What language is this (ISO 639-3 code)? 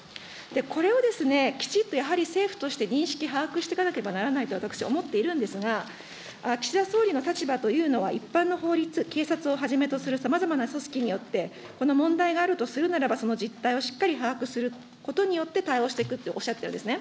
jpn